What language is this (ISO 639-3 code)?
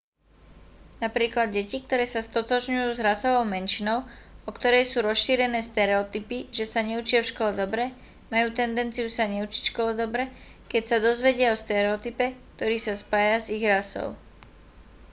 slk